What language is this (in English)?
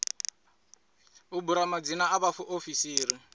Venda